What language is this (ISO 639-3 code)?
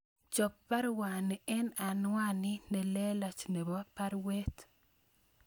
kln